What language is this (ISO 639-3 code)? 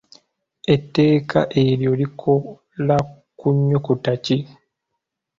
lug